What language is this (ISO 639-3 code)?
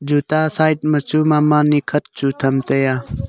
nnp